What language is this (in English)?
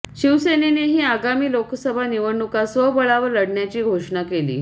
Marathi